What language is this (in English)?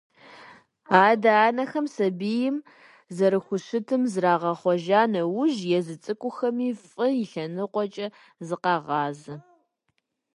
Kabardian